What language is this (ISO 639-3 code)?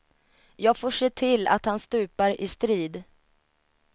swe